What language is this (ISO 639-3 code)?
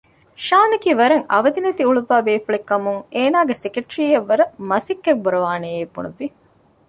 div